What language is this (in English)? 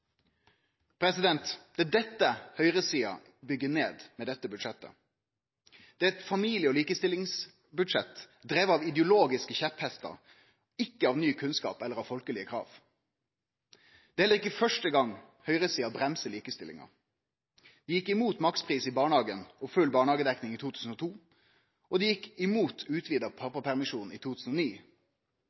Norwegian Nynorsk